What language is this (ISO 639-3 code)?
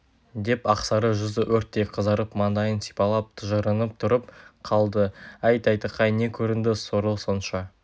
kaz